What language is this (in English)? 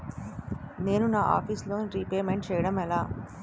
Telugu